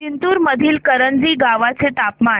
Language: Marathi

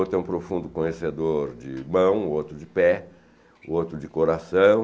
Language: Portuguese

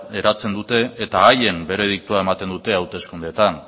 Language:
Basque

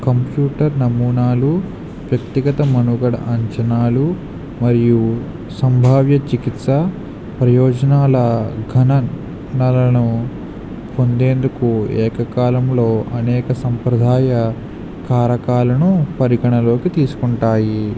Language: Telugu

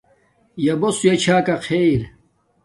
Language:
Domaaki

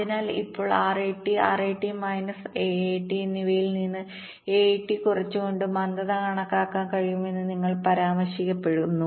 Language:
Malayalam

